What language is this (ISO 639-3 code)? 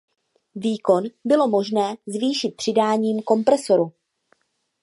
ces